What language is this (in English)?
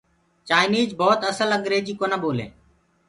Gurgula